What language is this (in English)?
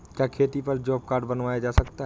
Hindi